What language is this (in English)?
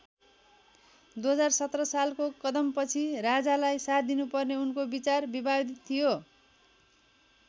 Nepali